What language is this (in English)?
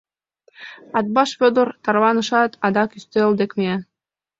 Mari